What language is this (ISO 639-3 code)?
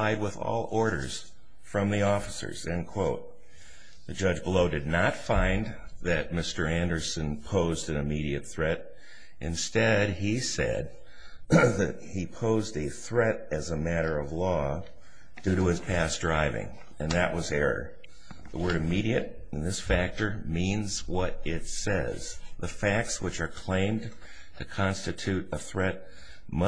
eng